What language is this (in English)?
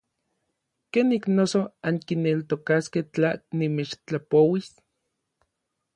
Orizaba Nahuatl